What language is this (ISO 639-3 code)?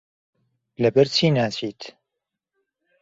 ckb